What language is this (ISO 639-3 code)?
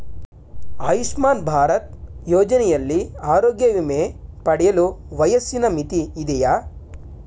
kan